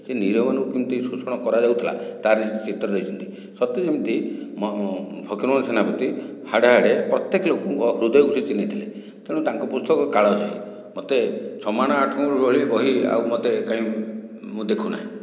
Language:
Odia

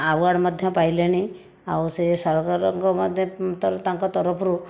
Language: Odia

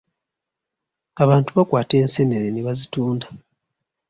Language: Ganda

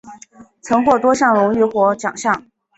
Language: Chinese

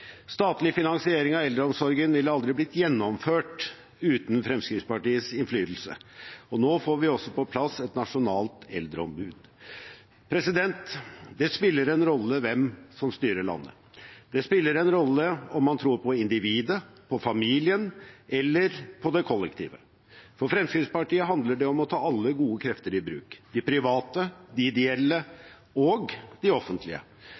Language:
Norwegian Bokmål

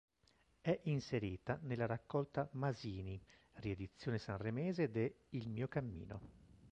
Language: Italian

